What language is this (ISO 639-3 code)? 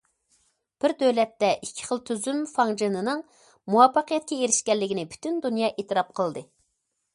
uig